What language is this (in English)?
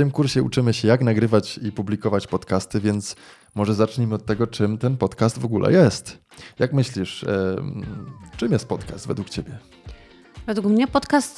Polish